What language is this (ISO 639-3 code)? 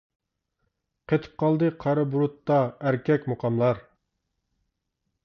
uig